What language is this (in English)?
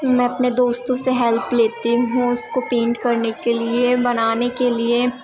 Urdu